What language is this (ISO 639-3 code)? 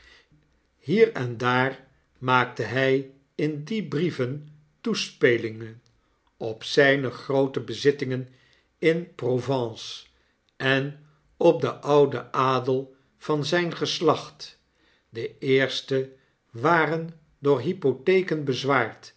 nld